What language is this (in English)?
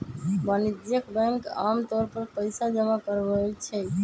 Magahi